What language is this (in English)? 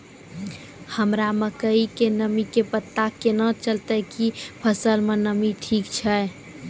Maithili